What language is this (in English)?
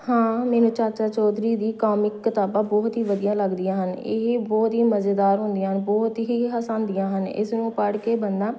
Punjabi